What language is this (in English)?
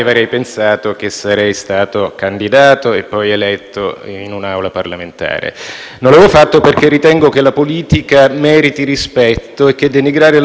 Italian